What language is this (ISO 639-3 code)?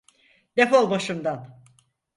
tur